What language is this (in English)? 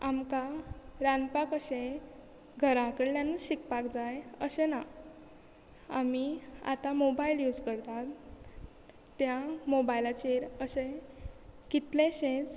Konkani